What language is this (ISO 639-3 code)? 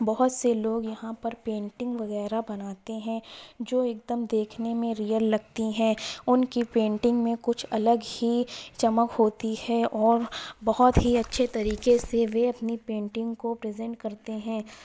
urd